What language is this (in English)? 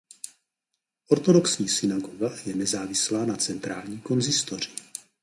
Czech